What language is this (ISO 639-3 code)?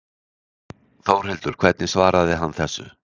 isl